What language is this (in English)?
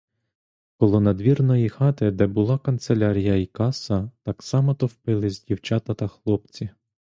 Ukrainian